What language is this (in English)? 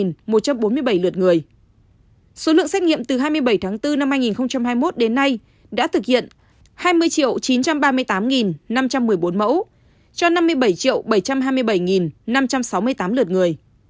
Vietnamese